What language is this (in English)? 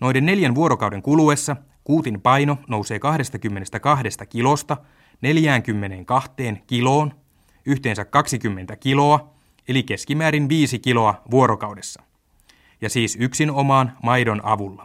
Finnish